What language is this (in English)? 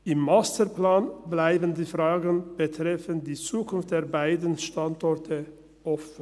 Swiss German